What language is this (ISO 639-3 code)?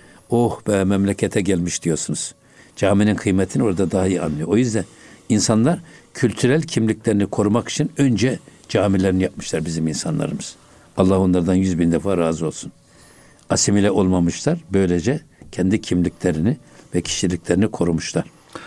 tur